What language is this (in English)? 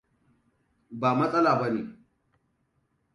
Hausa